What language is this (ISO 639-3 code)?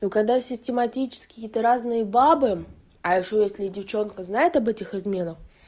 rus